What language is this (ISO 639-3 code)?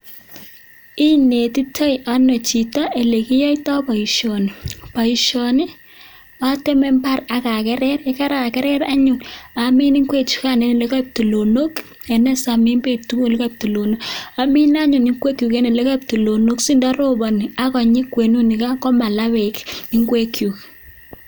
kln